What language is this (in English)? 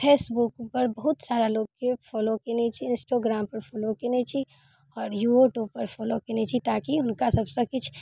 Maithili